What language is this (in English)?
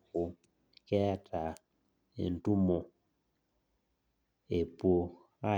Masai